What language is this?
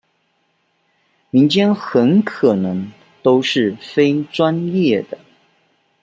Chinese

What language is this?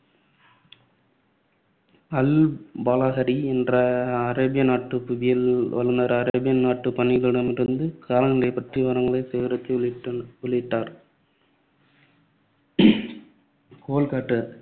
Tamil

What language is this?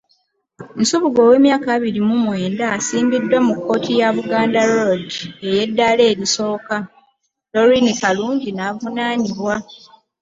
Ganda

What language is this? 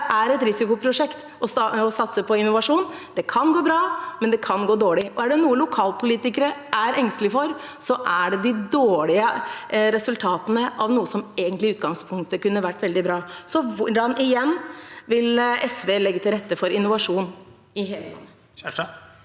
Norwegian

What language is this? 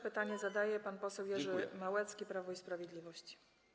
Polish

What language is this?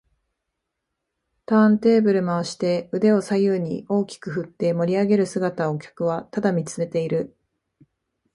Japanese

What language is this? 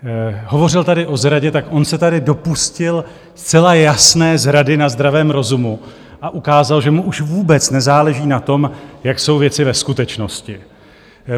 Czech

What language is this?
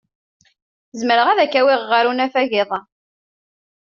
Kabyle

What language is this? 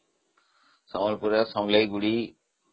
Odia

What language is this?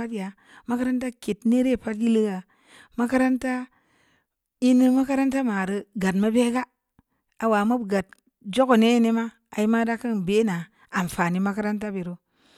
Samba Leko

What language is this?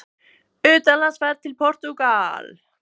Icelandic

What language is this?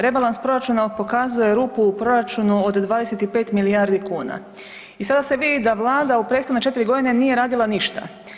Croatian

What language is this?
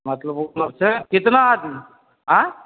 Maithili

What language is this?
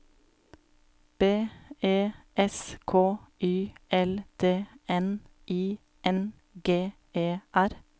Norwegian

